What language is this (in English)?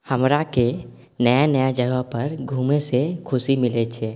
Maithili